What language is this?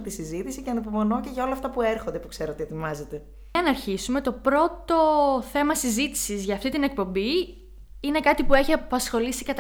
Greek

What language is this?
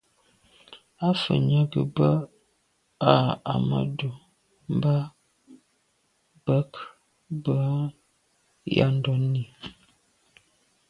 Medumba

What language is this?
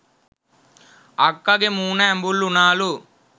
Sinhala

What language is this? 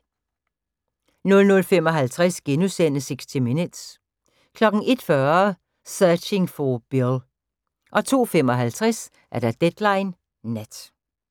Danish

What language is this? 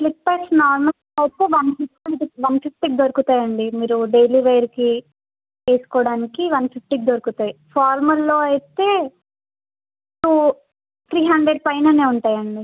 Telugu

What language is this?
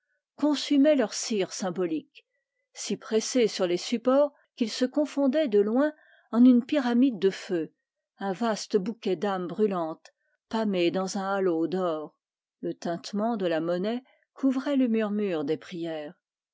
French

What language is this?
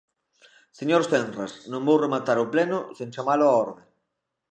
Galician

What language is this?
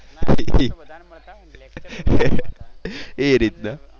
Gujarati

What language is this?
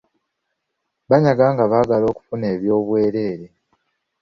Ganda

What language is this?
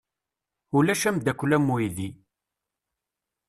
Kabyle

